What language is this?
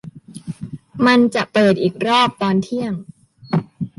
Thai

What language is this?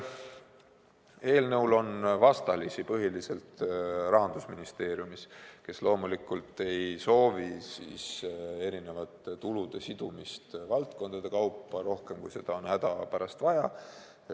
Estonian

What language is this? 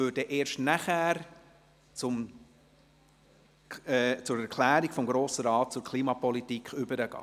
Swiss German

